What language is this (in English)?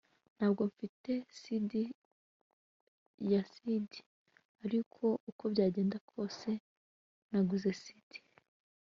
Kinyarwanda